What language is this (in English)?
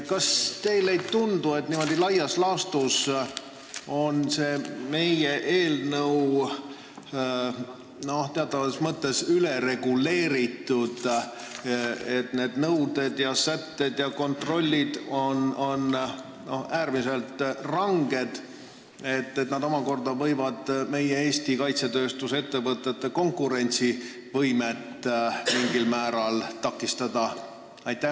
Estonian